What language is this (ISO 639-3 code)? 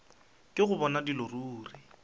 nso